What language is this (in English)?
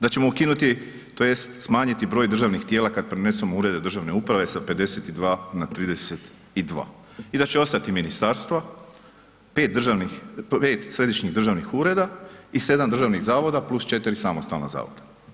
Croatian